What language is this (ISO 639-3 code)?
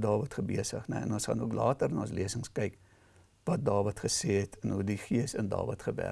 nld